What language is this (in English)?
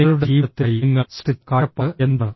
Malayalam